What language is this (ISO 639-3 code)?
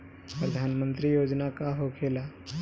bho